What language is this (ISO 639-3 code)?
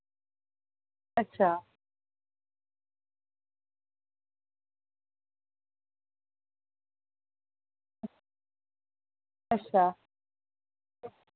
doi